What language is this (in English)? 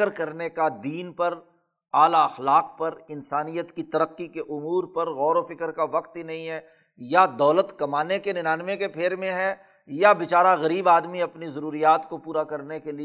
Urdu